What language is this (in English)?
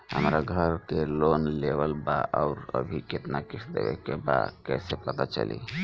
Bhojpuri